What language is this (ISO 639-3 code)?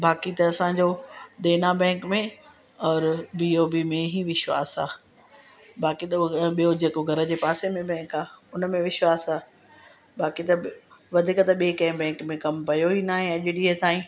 snd